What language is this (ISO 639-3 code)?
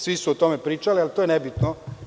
srp